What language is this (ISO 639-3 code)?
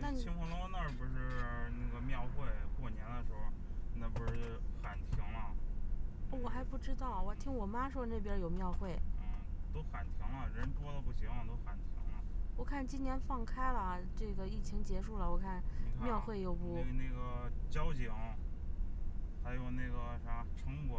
zho